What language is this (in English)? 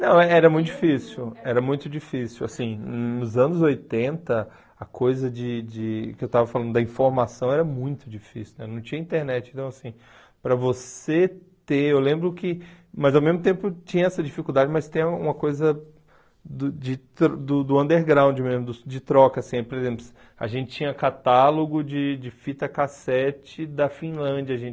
Portuguese